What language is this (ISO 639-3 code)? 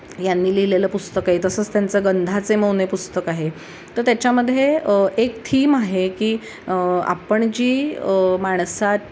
mar